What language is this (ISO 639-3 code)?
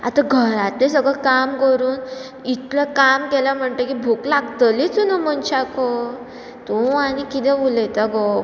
kok